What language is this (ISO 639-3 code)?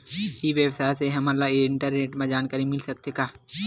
hne